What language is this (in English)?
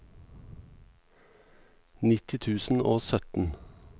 Norwegian